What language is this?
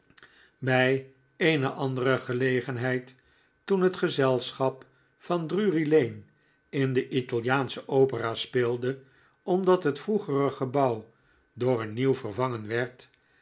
Dutch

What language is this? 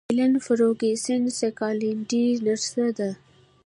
Pashto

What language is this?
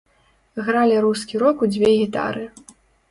Belarusian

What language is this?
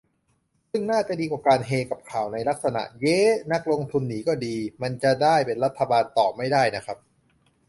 Thai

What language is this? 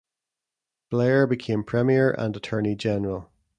English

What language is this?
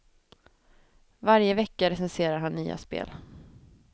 Swedish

